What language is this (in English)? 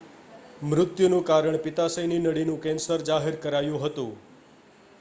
Gujarati